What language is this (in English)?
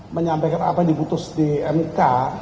Indonesian